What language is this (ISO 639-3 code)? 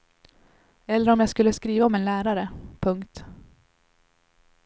swe